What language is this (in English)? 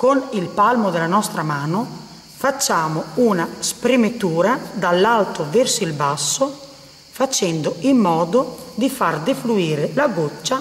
Italian